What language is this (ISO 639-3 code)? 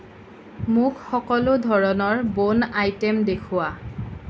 asm